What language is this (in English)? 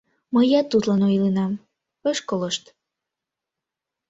Mari